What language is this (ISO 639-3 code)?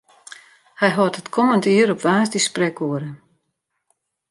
fry